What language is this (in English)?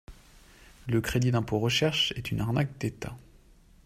French